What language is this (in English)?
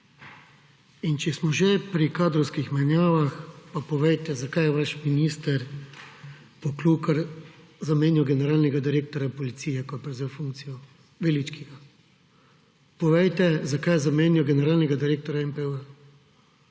Slovenian